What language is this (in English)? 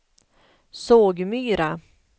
Swedish